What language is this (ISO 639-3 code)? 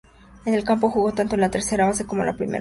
spa